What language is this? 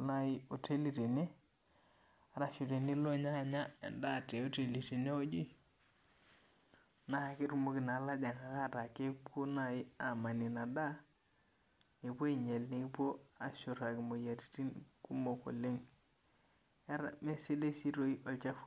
Masai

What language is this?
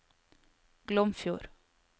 Norwegian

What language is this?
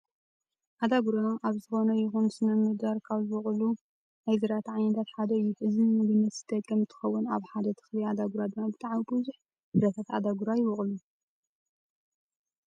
Tigrinya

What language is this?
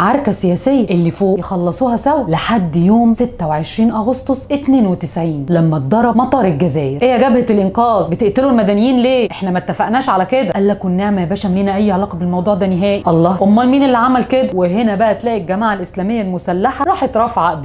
Arabic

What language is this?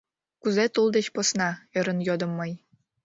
Mari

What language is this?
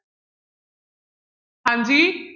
Punjabi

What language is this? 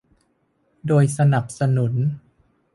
Thai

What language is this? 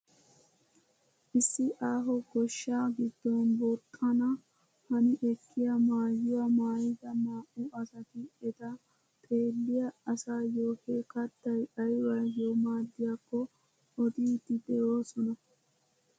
Wolaytta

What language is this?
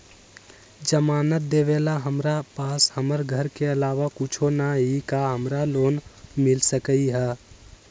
Magahi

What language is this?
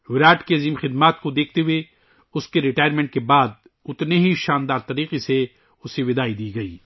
Urdu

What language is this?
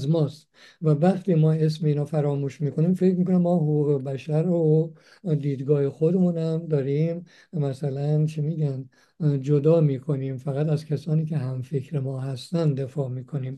Persian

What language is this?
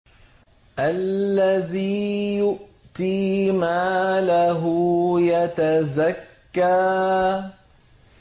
Arabic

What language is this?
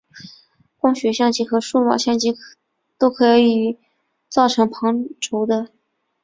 Chinese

